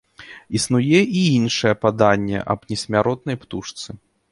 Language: Belarusian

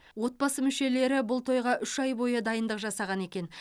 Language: Kazakh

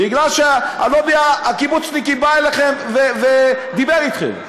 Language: Hebrew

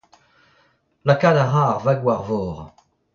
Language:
Breton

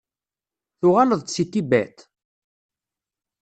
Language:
Kabyle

